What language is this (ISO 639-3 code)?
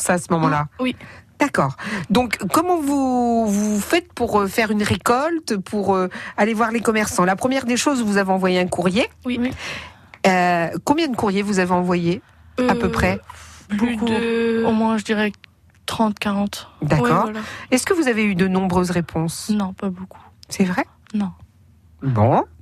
fra